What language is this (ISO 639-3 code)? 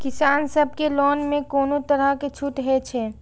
mai